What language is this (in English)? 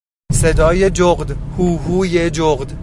Persian